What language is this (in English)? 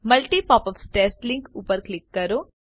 Gujarati